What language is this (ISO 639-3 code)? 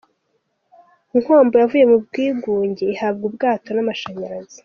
kin